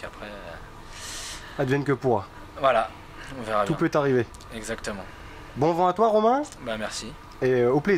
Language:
French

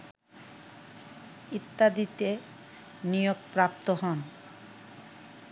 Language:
Bangla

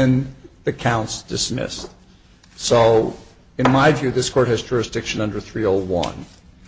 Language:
English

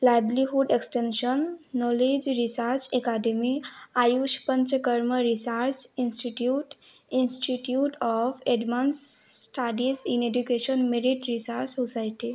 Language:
Sanskrit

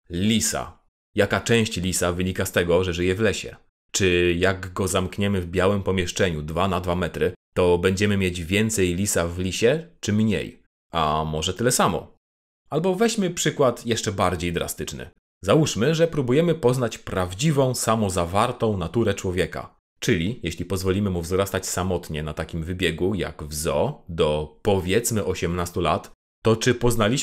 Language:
Polish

